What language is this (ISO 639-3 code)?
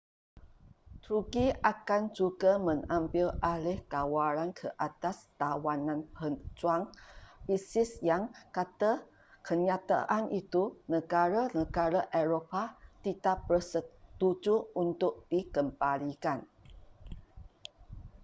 msa